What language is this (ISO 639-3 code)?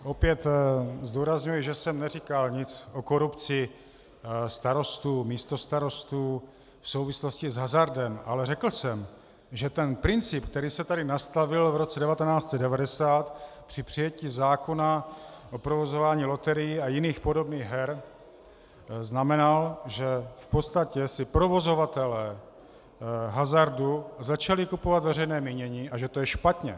ces